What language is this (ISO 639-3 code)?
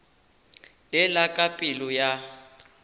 nso